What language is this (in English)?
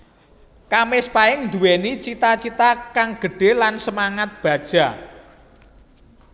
Javanese